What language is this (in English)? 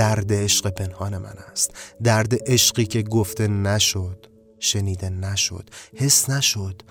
Persian